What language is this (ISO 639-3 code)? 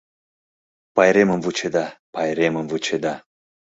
chm